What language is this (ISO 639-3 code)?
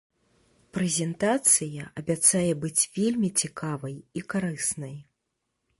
bel